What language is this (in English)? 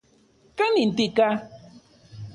Central Puebla Nahuatl